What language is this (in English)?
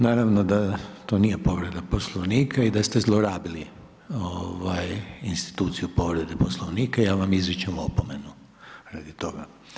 Croatian